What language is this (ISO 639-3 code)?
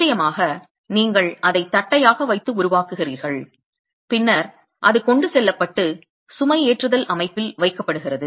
tam